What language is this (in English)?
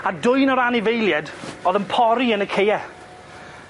Welsh